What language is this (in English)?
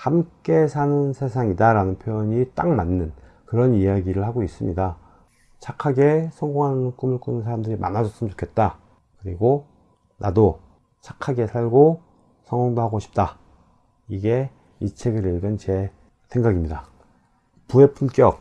Korean